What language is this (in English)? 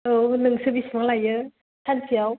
Bodo